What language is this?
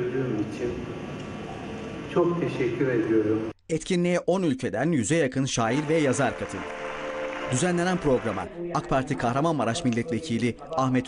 Turkish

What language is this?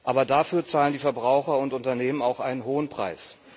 German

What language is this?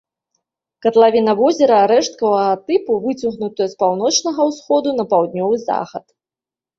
Belarusian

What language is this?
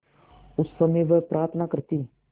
Hindi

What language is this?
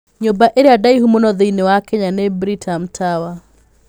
Kikuyu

